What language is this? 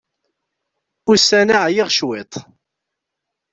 Kabyle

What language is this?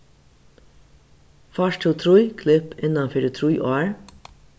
Faroese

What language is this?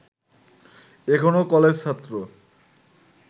Bangla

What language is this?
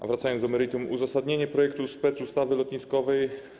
Polish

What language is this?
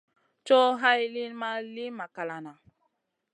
Masana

